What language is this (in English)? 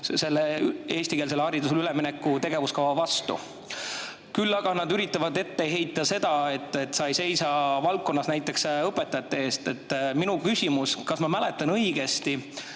Estonian